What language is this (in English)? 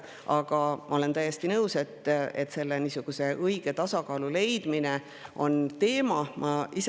Estonian